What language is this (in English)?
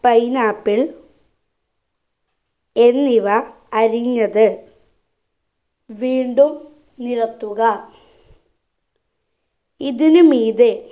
Malayalam